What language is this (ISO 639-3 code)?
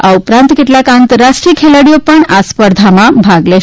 guj